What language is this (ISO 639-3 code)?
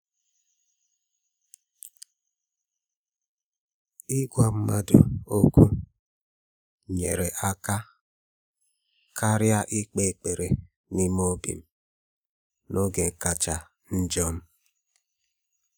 ibo